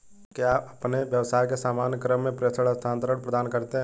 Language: Hindi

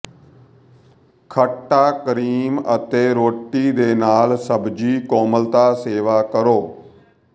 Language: Punjabi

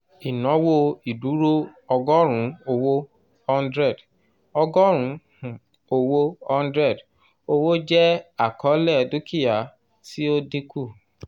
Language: Yoruba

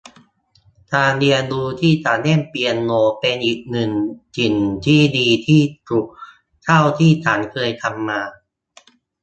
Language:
Thai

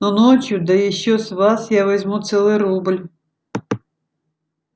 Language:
Russian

